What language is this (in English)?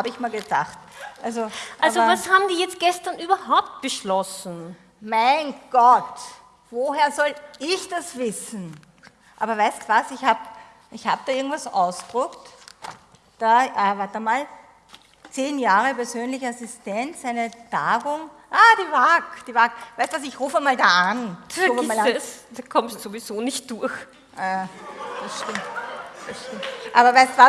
German